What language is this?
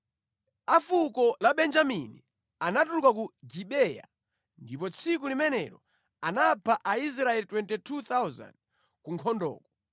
Nyanja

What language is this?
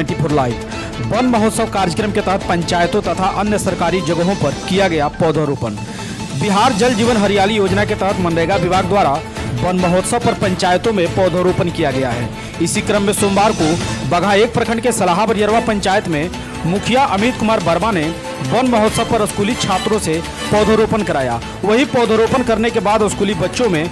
Hindi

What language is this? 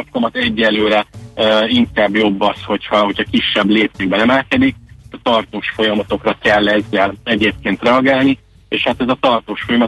Hungarian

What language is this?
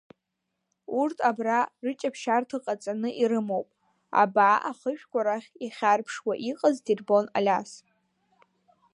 Abkhazian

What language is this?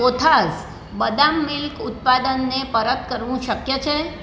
Gujarati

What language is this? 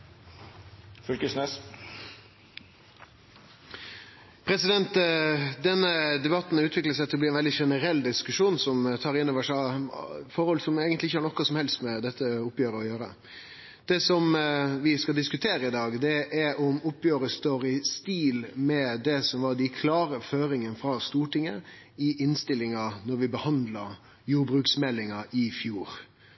Norwegian Nynorsk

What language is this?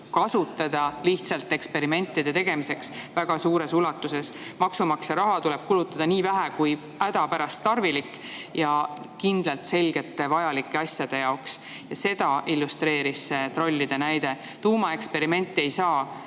Estonian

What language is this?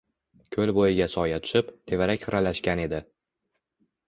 Uzbek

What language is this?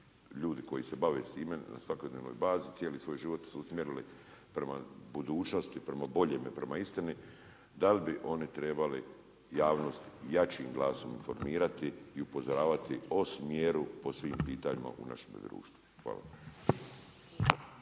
Croatian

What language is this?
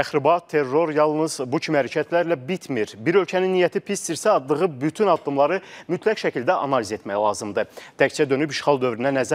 Turkish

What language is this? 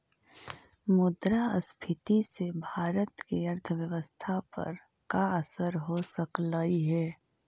Magahi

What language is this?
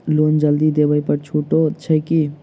Maithili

